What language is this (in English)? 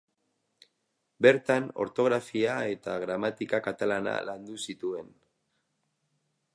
Basque